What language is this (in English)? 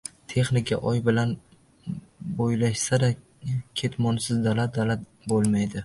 Uzbek